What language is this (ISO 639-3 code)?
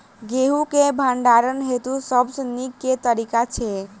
mai